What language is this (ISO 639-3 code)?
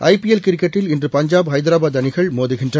tam